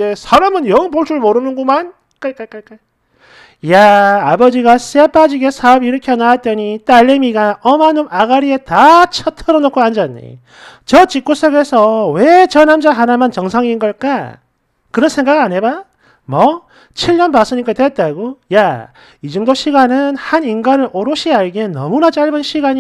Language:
Korean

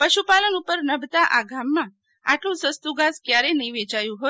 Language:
Gujarati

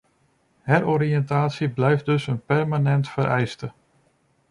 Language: Dutch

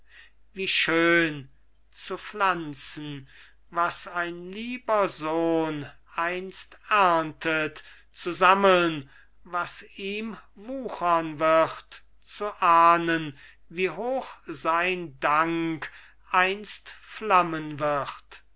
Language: German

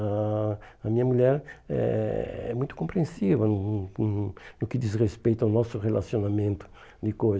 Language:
Portuguese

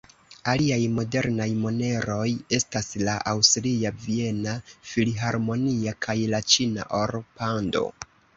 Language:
Esperanto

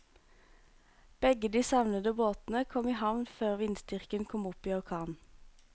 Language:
Norwegian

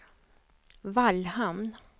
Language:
Swedish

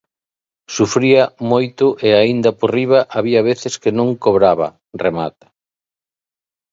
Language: Galician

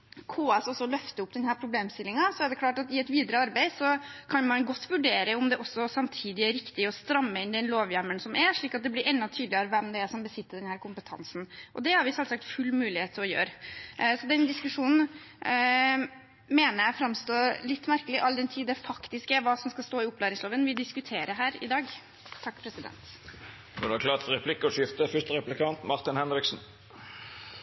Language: Norwegian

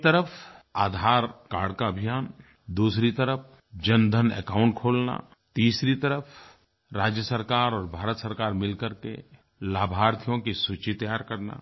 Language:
Hindi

